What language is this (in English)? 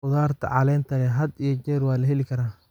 Somali